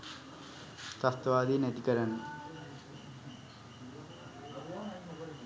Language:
Sinhala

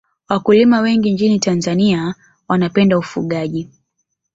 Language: Swahili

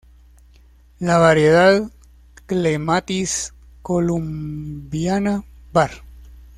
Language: Spanish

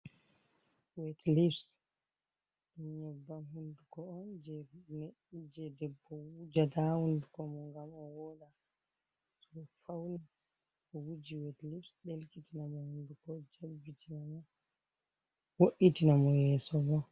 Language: Fula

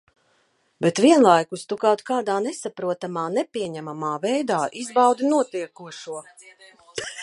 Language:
Latvian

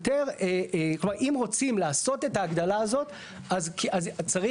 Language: Hebrew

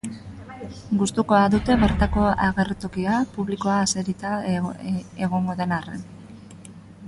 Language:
Basque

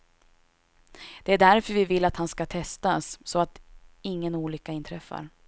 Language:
Swedish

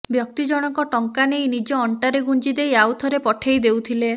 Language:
Odia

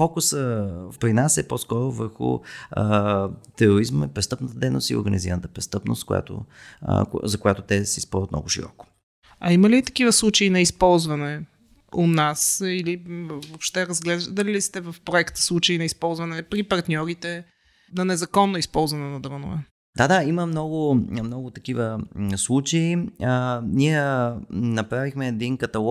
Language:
Bulgarian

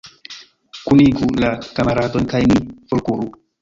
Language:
Esperanto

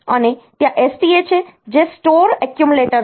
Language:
Gujarati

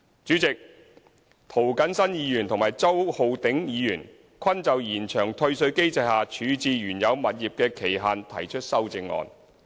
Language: Cantonese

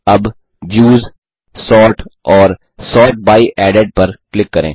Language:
Hindi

